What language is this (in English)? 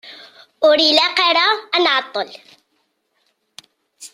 Kabyle